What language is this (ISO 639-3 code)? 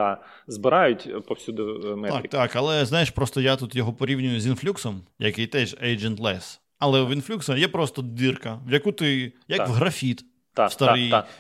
ukr